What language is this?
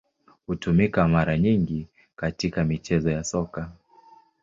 Swahili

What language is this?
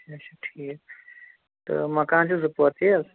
Kashmiri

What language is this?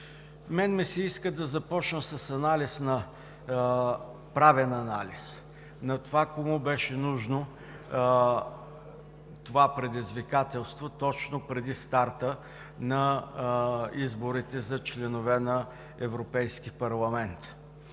Bulgarian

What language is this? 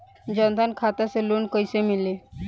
Bhojpuri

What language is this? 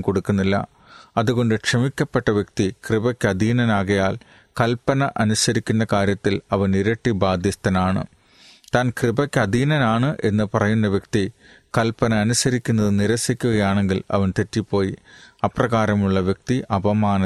Malayalam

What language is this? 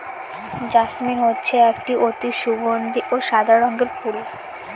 Bangla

